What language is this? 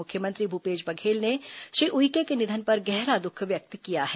Hindi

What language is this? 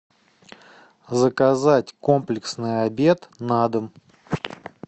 Russian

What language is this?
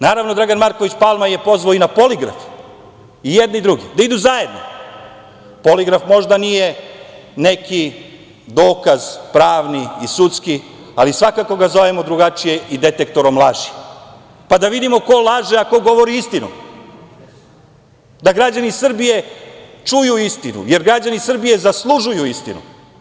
Serbian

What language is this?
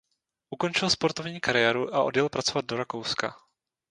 Czech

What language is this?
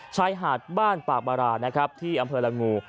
Thai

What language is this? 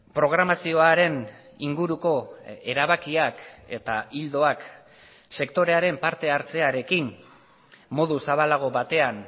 Basque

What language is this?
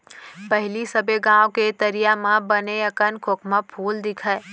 Chhattisgarhi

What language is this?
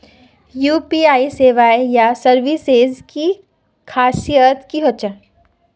Magahi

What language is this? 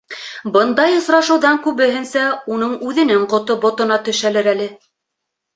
Bashkir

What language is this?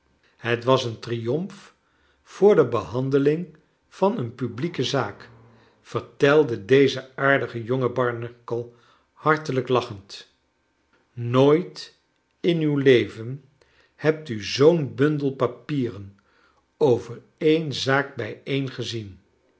Dutch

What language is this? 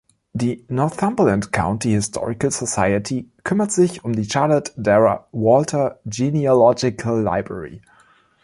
German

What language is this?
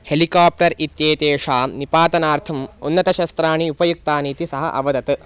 Sanskrit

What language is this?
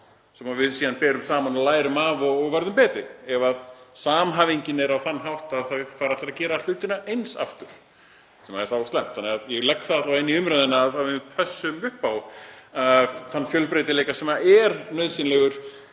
Icelandic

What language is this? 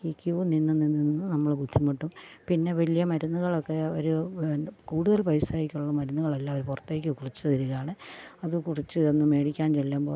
Malayalam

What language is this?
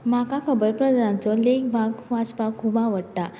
Konkani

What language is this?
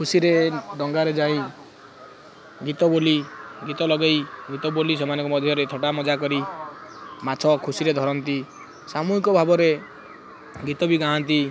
Odia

